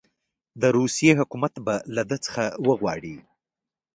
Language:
Pashto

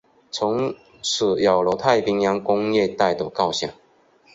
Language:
Chinese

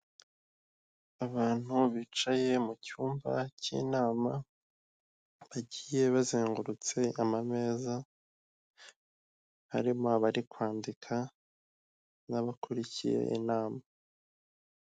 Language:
Kinyarwanda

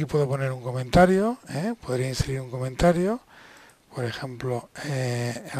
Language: Spanish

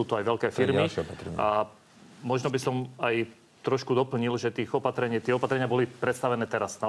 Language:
Slovak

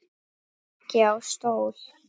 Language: Icelandic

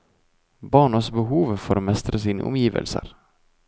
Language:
Norwegian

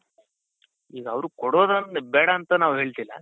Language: Kannada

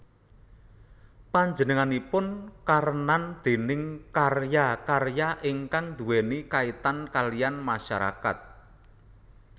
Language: Javanese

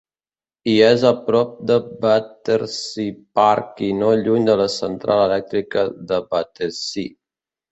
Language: Catalan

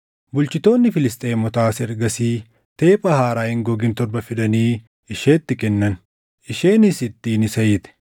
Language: Oromo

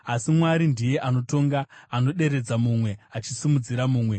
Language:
Shona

